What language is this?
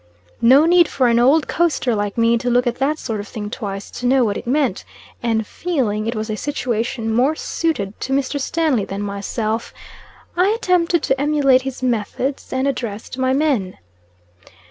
English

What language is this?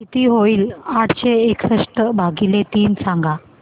Marathi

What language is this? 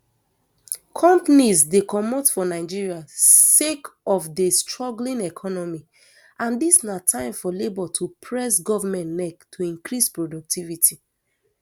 Nigerian Pidgin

